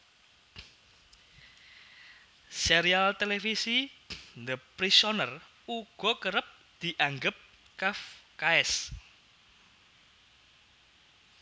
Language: Javanese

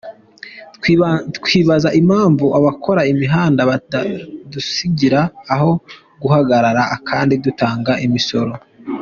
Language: Kinyarwanda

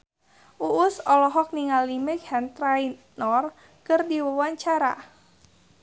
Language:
Sundanese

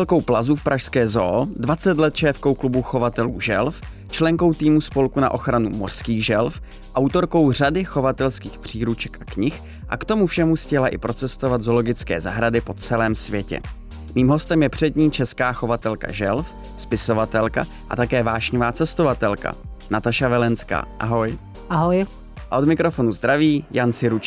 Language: Czech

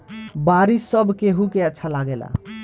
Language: Bhojpuri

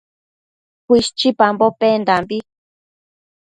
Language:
Matsés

